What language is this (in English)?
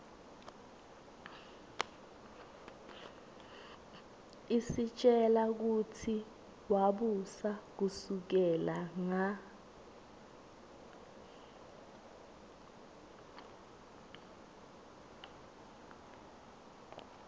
Swati